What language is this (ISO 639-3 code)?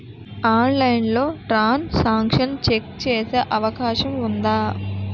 tel